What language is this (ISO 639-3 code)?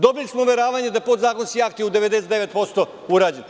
srp